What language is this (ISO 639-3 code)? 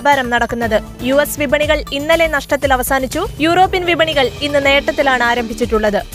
mal